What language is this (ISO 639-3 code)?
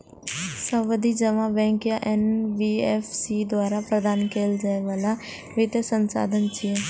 mai